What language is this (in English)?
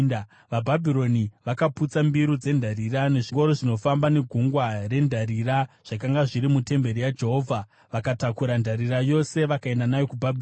Shona